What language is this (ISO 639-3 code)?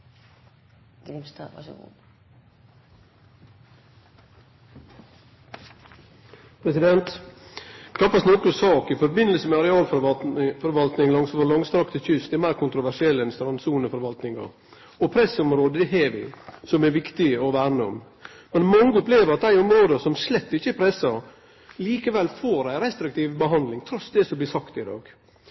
nno